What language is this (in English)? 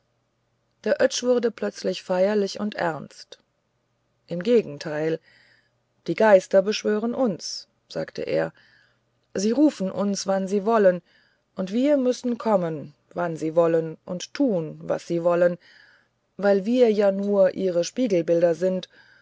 German